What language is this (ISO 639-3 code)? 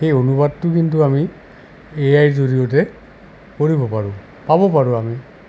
asm